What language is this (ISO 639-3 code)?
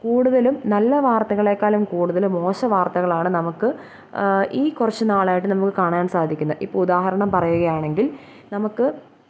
mal